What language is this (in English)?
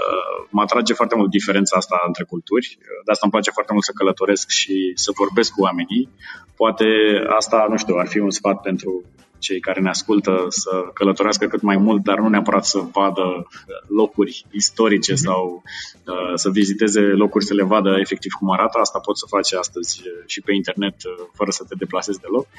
Romanian